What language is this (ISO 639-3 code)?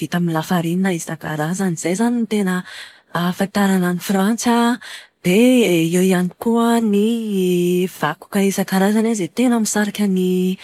mlg